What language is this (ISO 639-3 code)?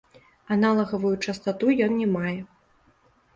bel